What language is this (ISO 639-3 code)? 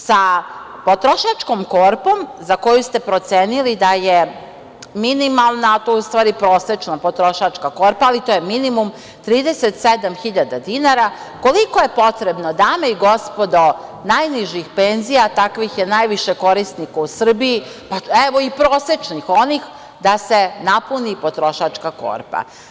srp